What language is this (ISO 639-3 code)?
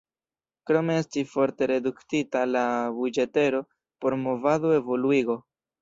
epo